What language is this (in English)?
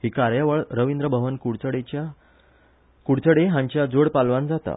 Konkani